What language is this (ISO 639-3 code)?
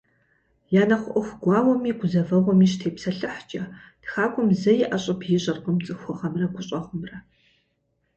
kbd